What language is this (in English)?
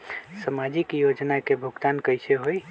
Magahi